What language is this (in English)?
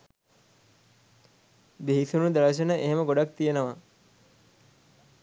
Sinhala